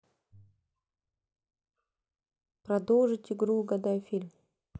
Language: Russian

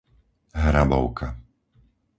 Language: Slovak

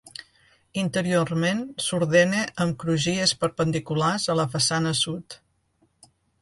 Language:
Catalan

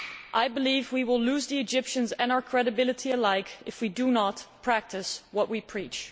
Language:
English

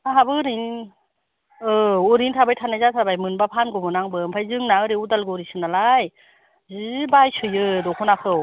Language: Bodo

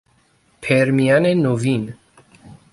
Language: Persian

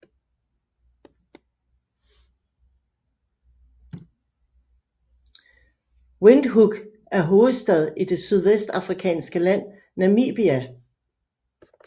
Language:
Danish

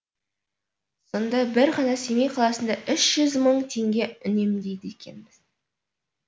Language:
Kazakh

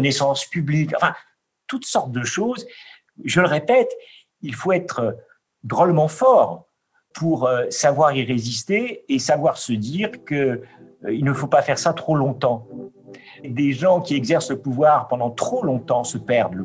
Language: French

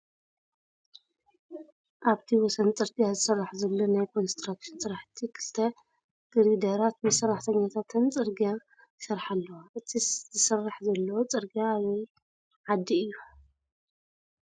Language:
Tigrinya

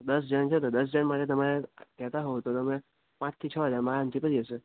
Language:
Gujarati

